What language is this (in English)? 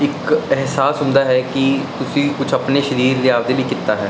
Punjabi